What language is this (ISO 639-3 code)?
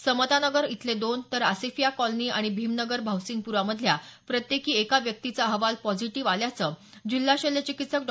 mar